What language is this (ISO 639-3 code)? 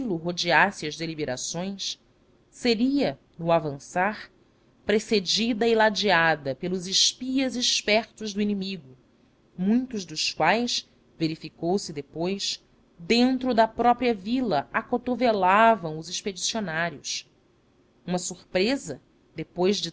por